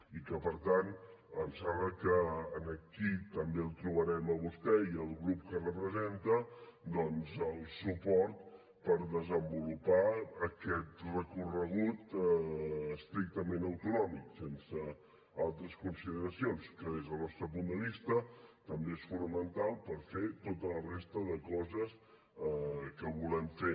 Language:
Catalan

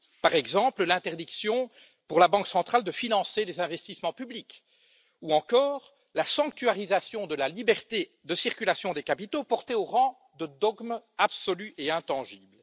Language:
French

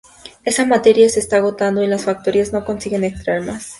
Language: Spanish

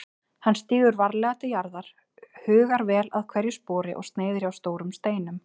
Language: Icelandic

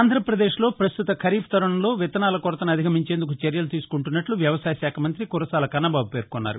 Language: Telugu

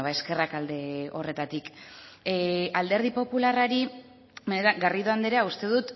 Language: Basque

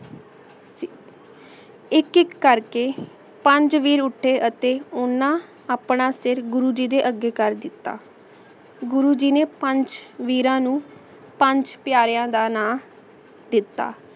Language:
Punjabi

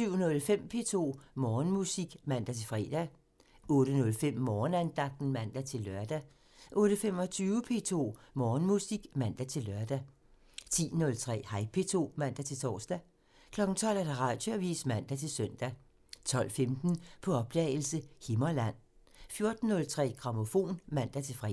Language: Danish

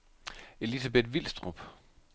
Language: Danish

